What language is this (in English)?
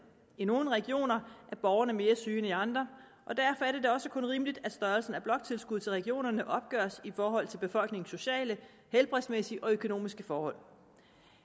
Danish